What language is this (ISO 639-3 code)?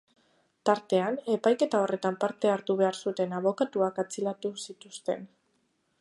eus